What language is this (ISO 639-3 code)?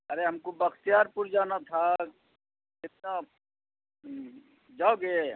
urd